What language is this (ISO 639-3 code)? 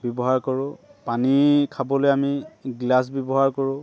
asm